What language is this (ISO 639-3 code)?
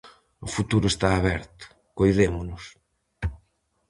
glg